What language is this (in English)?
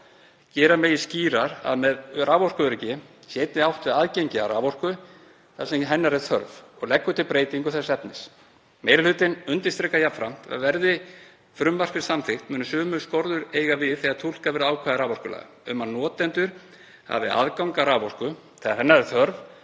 Icelandic